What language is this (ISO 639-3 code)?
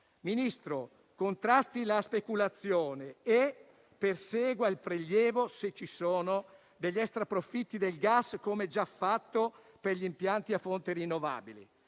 ita